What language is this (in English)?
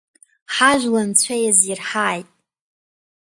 Abkhazian